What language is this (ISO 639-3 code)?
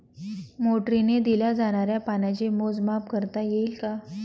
mar